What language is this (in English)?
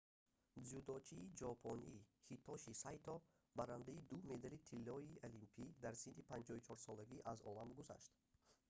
Tajik